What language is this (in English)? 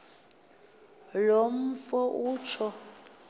Xhosa